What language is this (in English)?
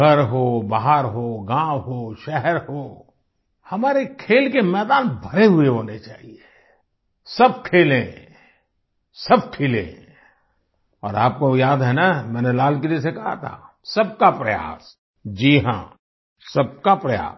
Hindi